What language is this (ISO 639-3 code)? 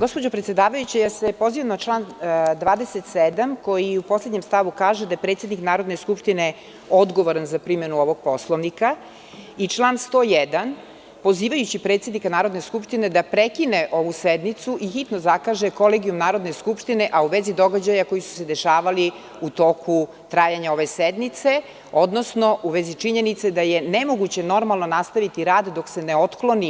srp